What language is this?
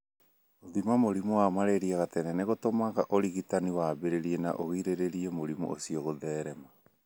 Kikuyu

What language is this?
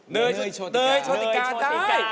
Thai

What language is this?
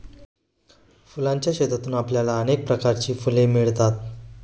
Marathi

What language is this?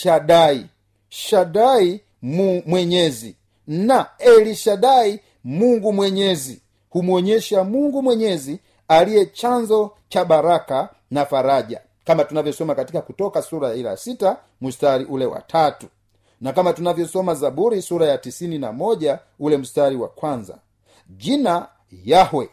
Swahili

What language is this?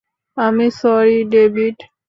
Bangla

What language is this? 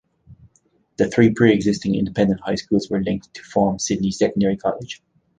English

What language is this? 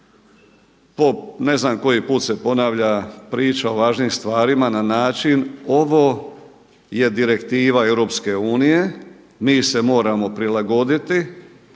Croatian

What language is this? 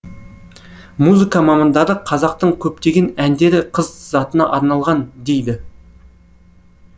Kazakh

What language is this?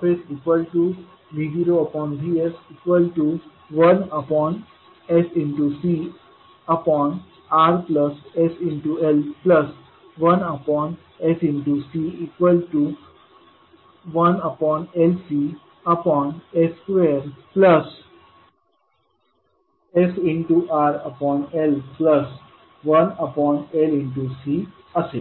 Marathi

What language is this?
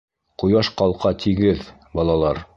Bashkir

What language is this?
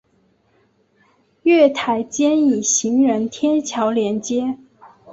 Chinese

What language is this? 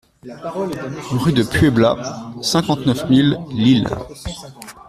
French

